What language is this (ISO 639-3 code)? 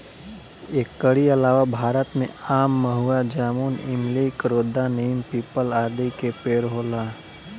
bho